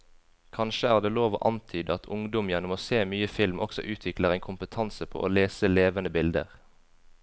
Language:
Norwegian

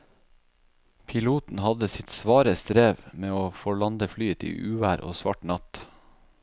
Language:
Norwegian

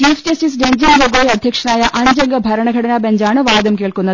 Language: Malayalam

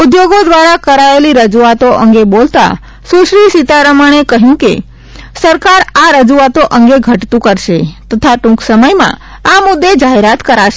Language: Gujarati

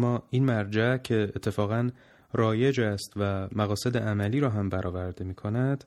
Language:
Persian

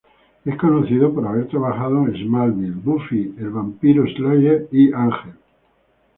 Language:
Spanish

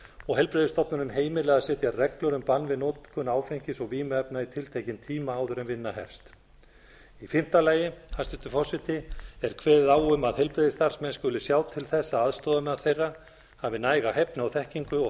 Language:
Icelandic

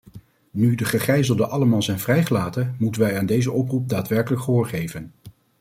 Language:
Dutch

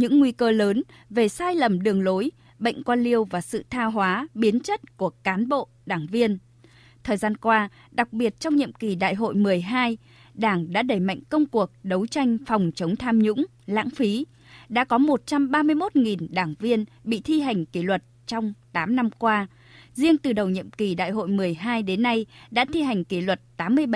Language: Vietnamese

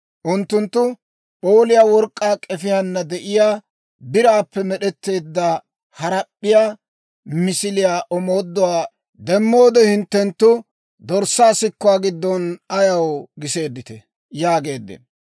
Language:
Dawro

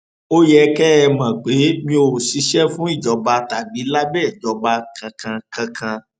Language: Yoruba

